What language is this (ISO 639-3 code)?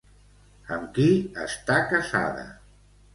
cat